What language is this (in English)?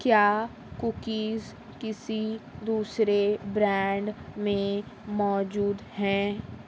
Urdu